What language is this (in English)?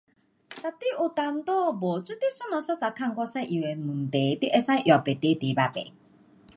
Pu-Xian Chinese